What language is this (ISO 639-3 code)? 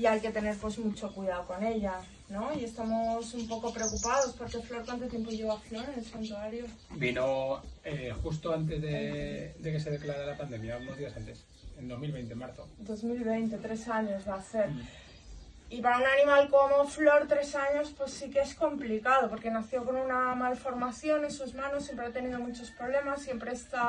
spa